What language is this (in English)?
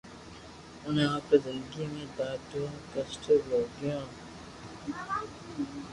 Loarki